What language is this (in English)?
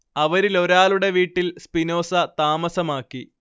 Malayalam